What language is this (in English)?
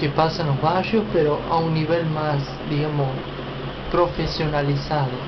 Spanish